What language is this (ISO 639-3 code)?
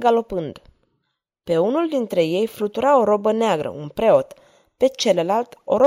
ron